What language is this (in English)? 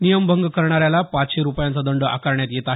Marathi